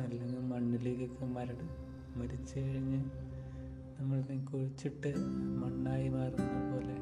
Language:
Malayalam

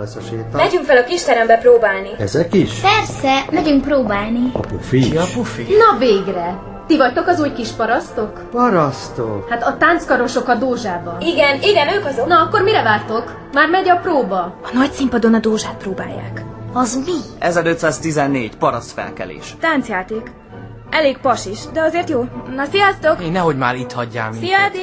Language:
Hungarian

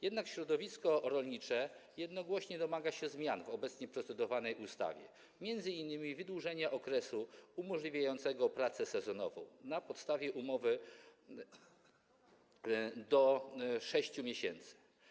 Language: Polish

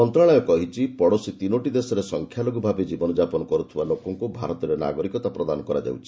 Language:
Odia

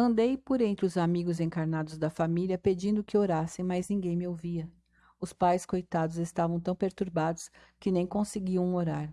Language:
Portuguese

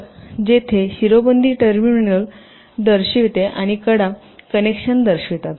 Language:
Marathi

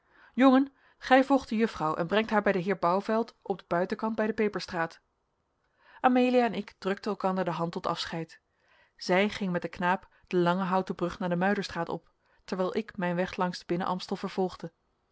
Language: Dutch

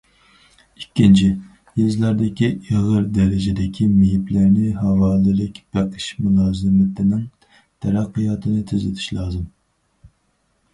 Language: Uyghur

